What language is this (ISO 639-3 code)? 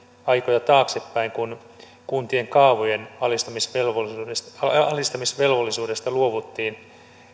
fin